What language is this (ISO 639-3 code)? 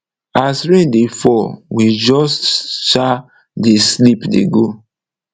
pcm